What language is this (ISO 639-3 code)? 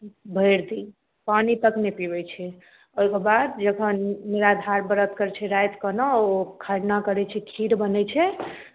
mai